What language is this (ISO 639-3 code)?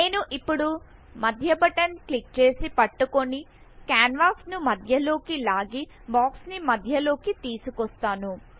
tel